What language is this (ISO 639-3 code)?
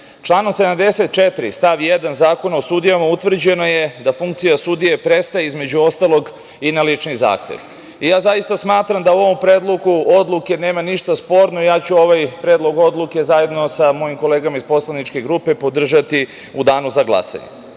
srp